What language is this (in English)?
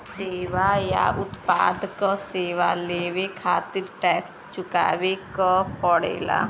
Bhojpuri